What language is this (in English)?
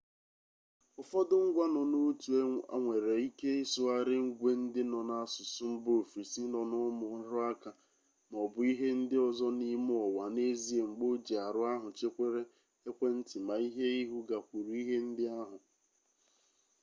Igbo